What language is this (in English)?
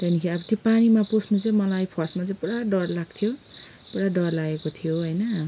Nepali